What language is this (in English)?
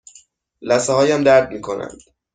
Persian